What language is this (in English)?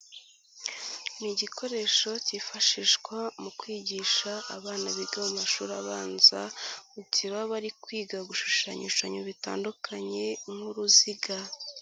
Kinyarwanda